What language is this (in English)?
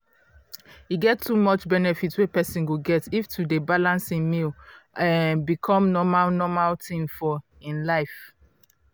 Nigerian Pidgin